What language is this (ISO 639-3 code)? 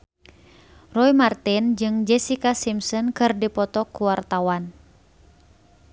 sun